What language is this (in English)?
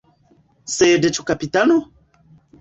Esperanto